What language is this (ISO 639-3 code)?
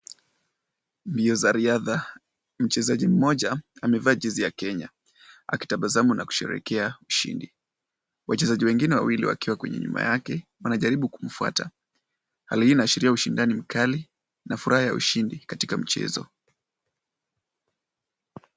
swa